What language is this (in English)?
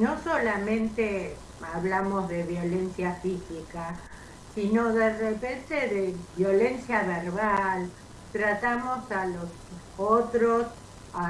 Spanish